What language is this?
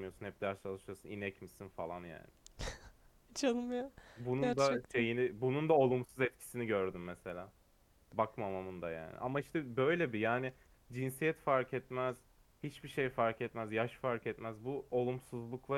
Turkish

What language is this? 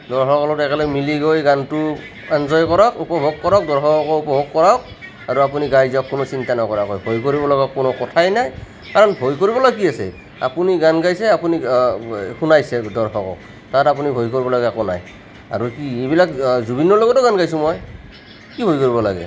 Assamese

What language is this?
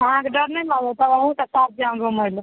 Maithili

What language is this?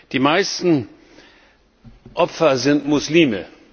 German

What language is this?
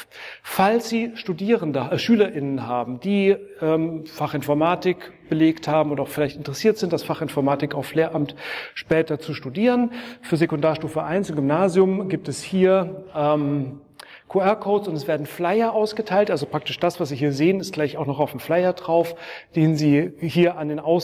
German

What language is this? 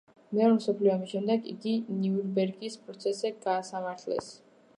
Georgian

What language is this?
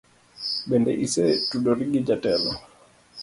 Luo (Kenya and Tanzania)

